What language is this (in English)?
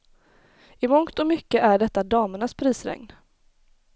Swedish